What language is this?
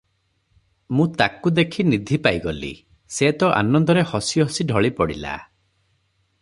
Odia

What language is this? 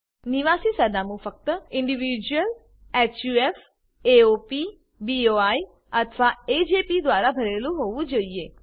Gujarati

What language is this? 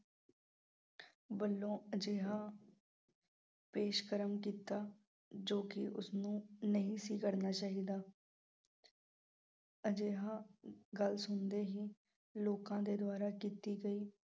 Punjabi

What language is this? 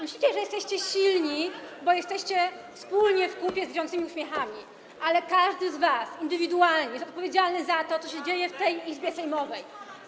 Polish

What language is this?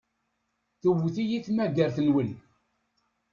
Kabyle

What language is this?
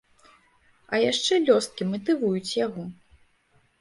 Belarusian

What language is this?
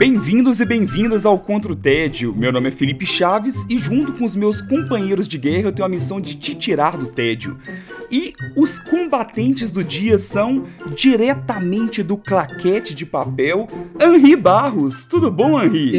Portuguese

